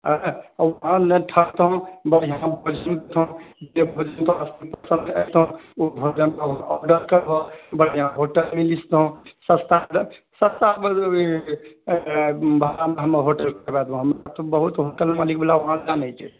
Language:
Maithili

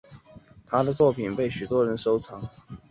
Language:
Chinese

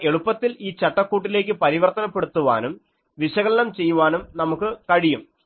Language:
Malayalam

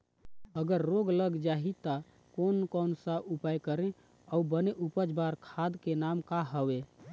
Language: Chhattisgarhi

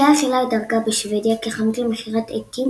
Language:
Hebrew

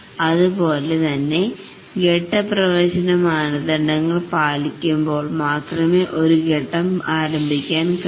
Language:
Malayalam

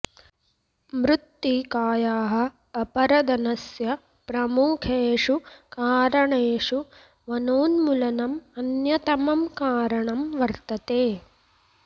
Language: Sanskrit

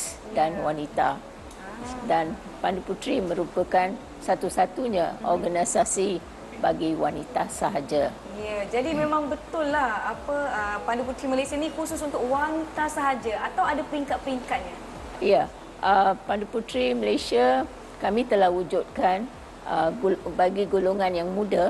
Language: Malay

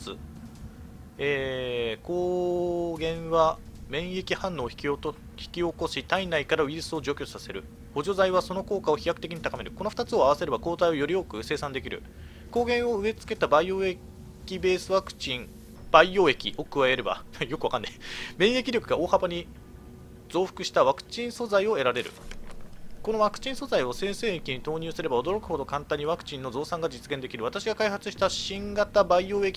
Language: Japanese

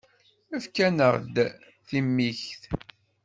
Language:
Kabyle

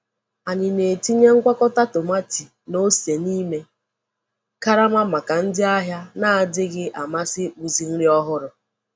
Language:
Igbo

